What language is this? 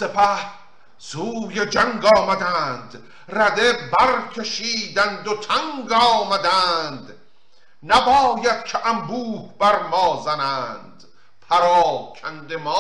Persian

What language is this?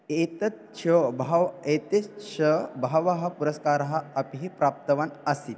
Sanskrit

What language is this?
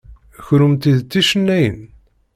Kabyle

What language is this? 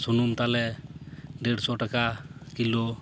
Santali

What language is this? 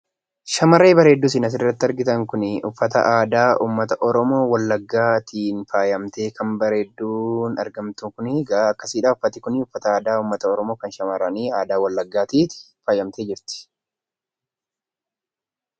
Oromo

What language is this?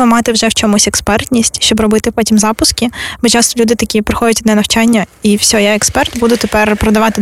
Ukrainian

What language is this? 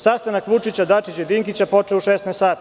Serbian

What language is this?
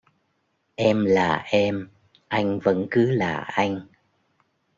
Vietnamese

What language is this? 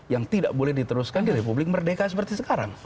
Indonesian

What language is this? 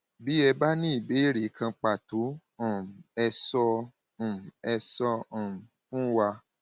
Yoruba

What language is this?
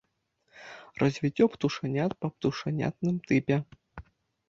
Belarusian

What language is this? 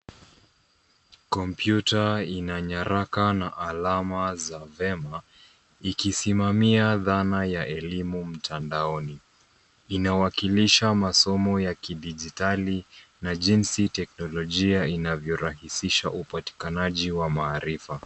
Swahili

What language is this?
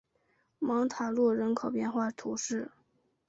Chinese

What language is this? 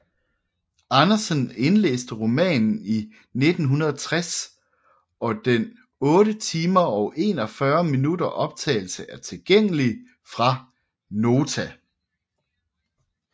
Danish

